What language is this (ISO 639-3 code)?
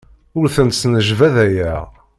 kab